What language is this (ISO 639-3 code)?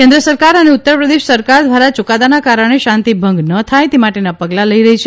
guj